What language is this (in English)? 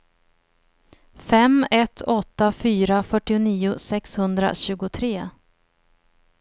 Swedish